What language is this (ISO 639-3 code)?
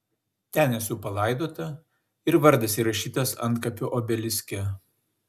lit